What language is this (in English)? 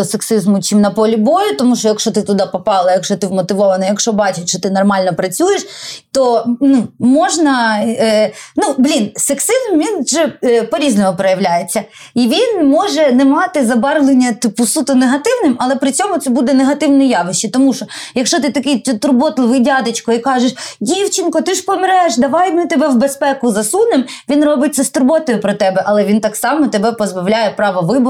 Ukrainian